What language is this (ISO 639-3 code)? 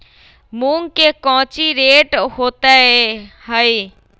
mag